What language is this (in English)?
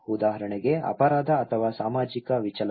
Kannada